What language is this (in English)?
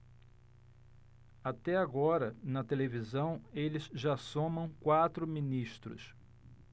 Portuguese